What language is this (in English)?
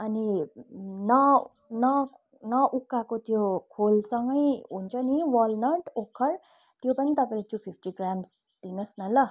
Nepali